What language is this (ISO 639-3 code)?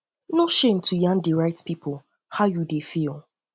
pcm